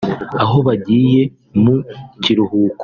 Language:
Kinyarwanda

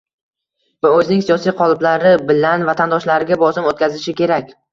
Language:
Uzbek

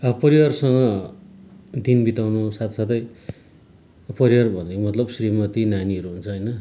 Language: Nepali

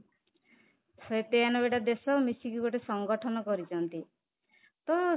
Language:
Odia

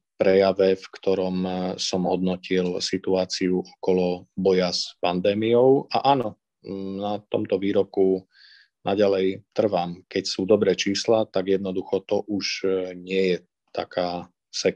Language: Slovak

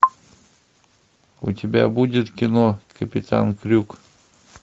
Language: Russian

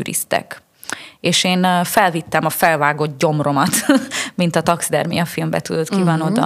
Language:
Hungarian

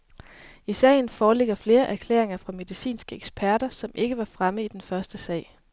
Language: Danish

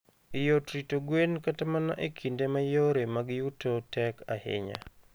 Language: Luo (Kenya and Tanzania)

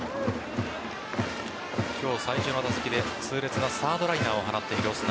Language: Japanese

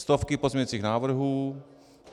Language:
Czech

